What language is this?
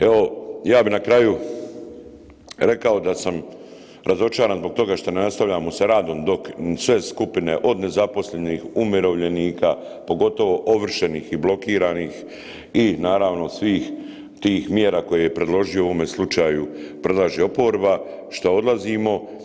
Croatian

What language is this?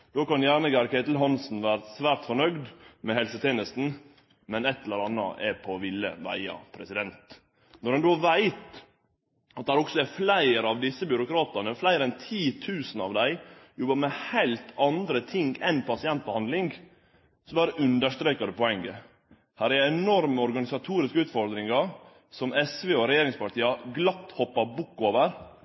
Norwegian Nynorsk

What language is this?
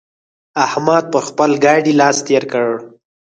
Pashto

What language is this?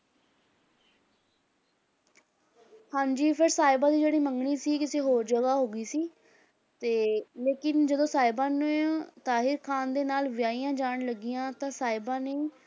Punjabi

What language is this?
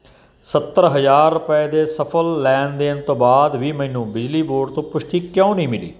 Punjabi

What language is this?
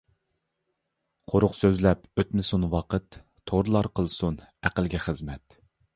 Uyghur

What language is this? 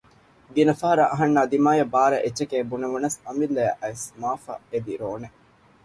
Divehi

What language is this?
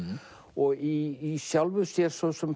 Icelandic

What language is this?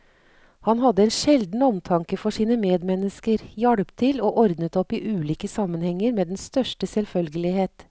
Norwegian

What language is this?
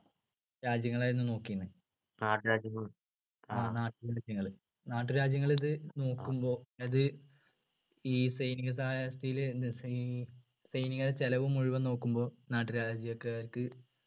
Malayalam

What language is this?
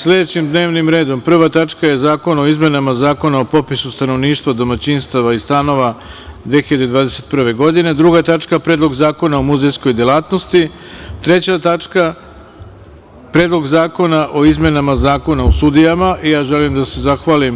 Serbian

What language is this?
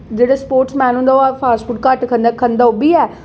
Dogri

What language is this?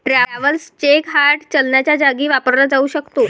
Marathi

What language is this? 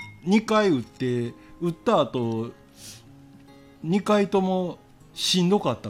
Japanese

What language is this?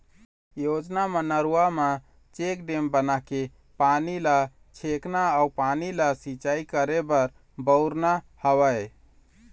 Chhattisgarhi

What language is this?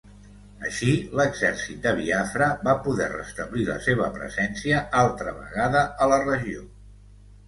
Catalan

